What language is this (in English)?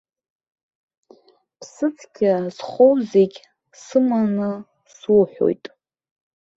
Abkhazian